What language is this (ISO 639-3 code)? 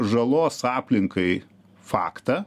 lit